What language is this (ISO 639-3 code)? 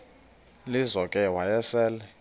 xho